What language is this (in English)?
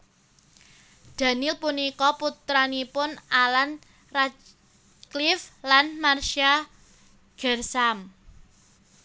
Javanese